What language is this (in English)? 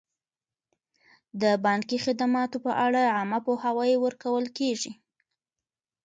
Pashto